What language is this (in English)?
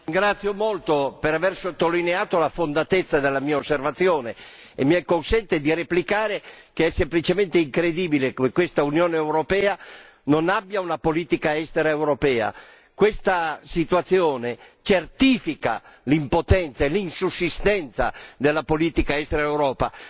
Italian